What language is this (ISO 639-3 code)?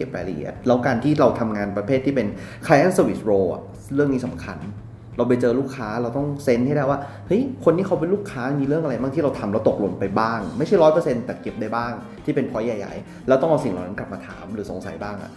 tha